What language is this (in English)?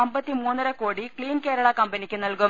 Malayalam